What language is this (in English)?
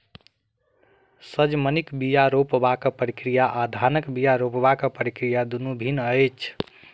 Maithili